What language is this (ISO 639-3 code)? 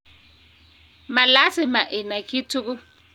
kln